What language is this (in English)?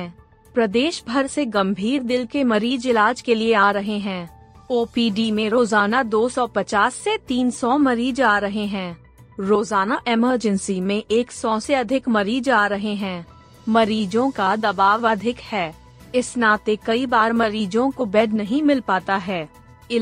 Hindi